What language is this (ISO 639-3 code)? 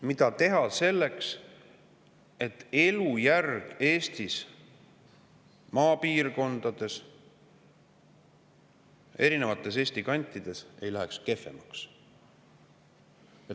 est